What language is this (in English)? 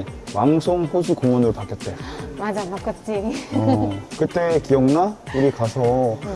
Korean